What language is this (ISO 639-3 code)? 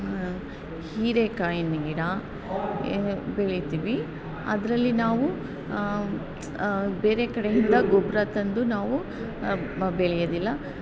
kan